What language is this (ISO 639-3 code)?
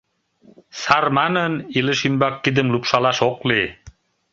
chm